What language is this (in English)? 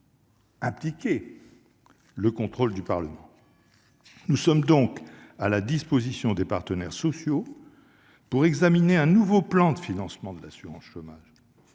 French